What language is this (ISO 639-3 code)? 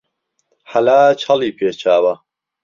ckb